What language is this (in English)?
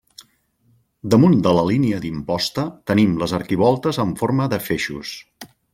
Catalan